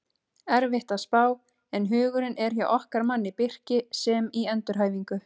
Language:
Icelandic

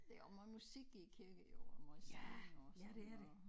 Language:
Danish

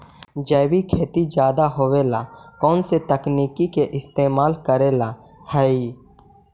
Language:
Magahi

